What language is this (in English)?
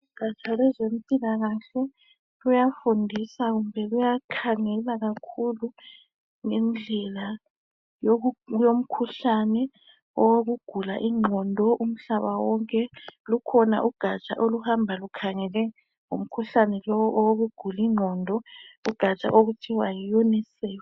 North Ndebele